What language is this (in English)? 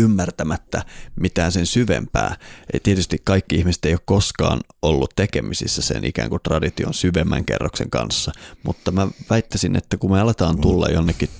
Finnish